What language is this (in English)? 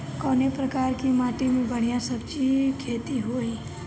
Bhojpuri